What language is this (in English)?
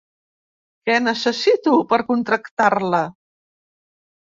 Catalan